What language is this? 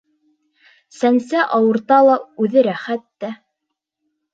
Bashkir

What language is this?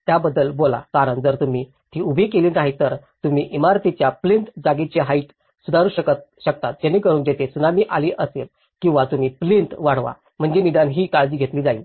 Marathi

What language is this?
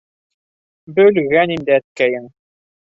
Bashkir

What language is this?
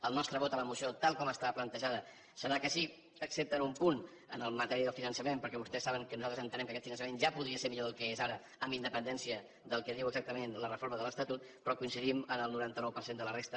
Catalan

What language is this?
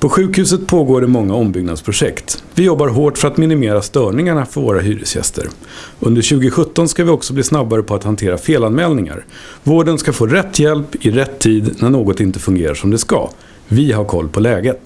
Swedish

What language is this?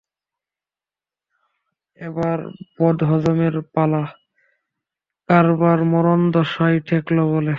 Bangla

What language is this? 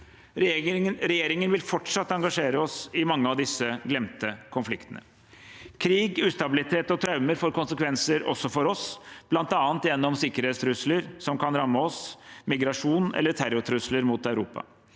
Norwegian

